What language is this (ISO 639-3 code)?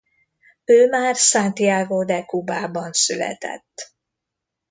hun